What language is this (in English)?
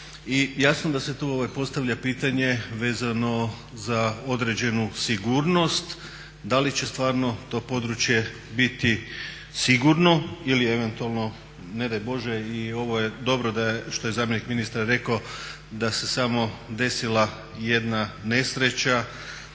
Croatian